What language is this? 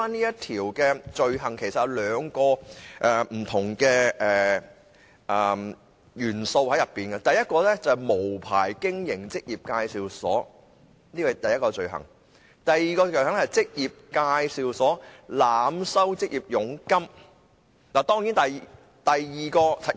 Cantonese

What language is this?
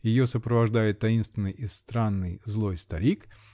Russian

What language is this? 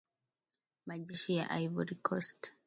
Swahili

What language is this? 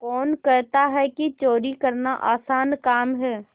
Hindi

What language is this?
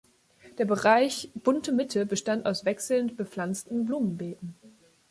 German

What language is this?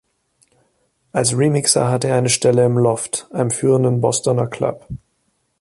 German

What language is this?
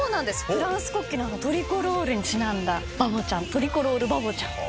Japanese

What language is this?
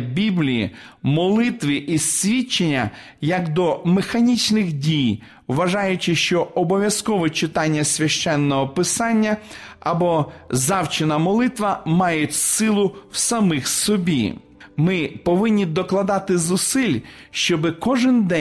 Ukrainian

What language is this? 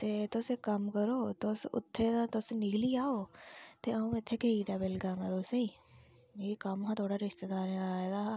Dogri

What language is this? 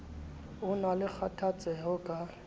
Southern Sotho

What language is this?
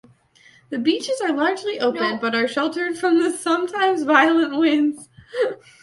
English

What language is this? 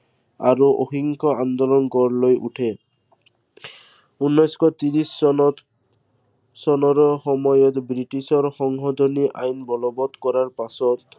Assamese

